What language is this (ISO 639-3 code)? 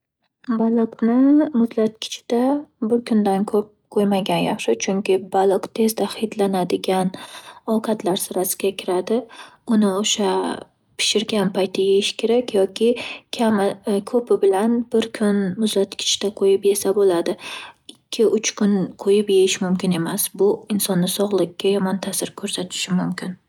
uzb